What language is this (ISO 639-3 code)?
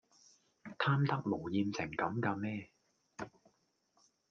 yue